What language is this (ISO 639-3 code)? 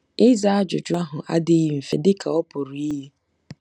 ibo